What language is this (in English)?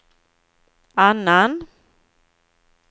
Swedish